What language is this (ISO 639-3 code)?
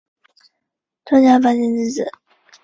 zho